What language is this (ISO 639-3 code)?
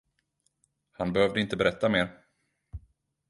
swe